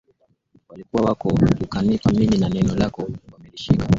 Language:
Swahili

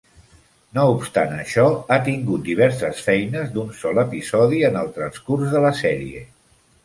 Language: Catalan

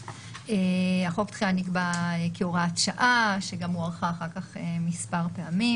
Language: Hebrew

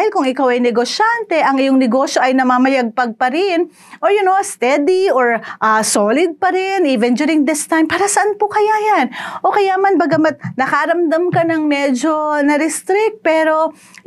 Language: Filipino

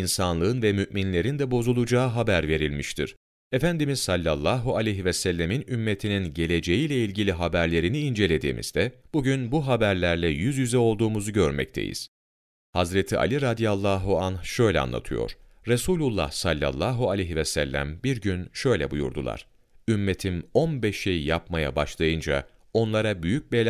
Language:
Turkish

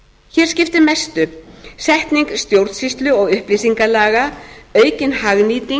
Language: Icelandic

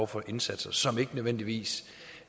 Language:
Danish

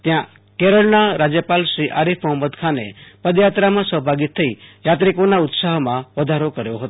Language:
Gujarati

